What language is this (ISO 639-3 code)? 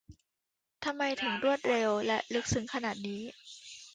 tha